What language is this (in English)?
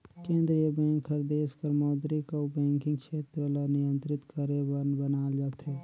Chhattisgarhi